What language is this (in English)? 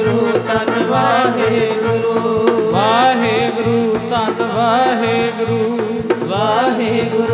Punjabi